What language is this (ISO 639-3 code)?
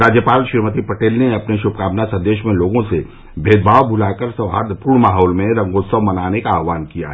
hin